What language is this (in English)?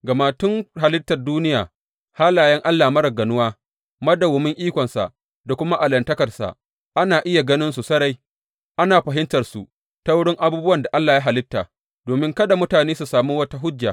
Hausa